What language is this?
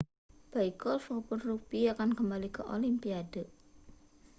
Indonesian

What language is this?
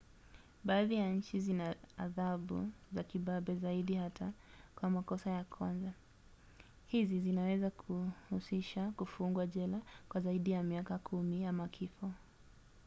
Swahili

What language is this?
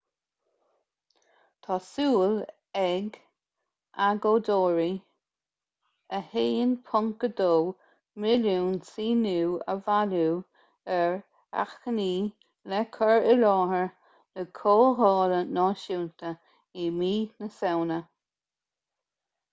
Irish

